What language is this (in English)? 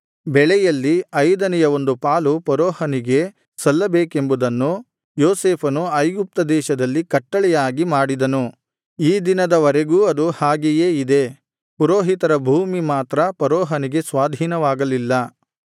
Kannada